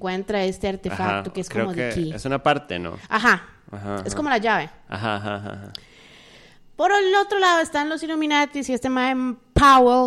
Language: Spanish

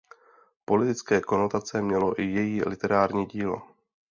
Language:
Czech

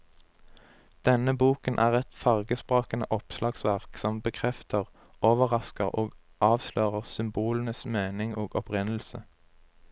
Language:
Norwegian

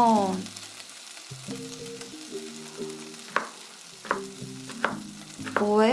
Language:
Korean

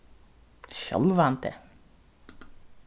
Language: Faroese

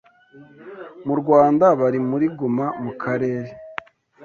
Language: Kinyarwanda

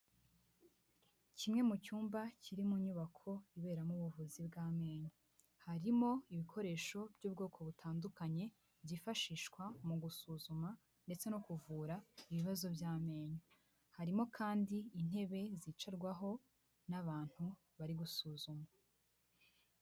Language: Kinyarwanda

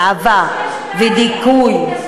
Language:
Hebrew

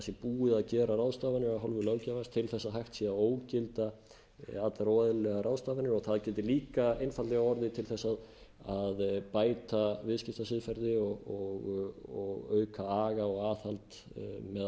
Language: Icelandic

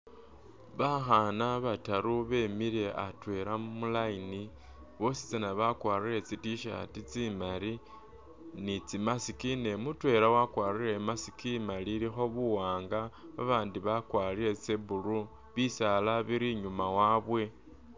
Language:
Masaaba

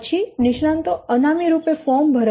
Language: Gujarati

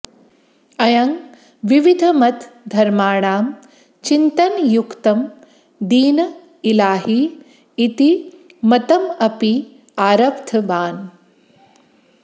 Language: Sanskrit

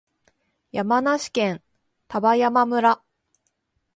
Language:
Japanese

